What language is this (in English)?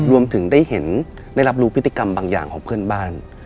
Thai